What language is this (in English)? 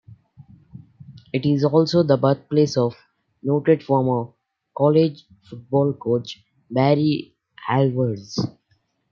English